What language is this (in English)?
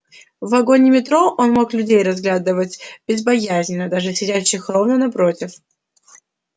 Russian